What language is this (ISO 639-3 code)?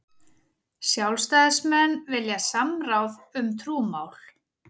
isl